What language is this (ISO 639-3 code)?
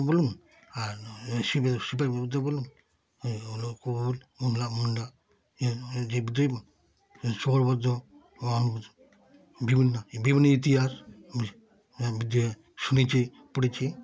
ben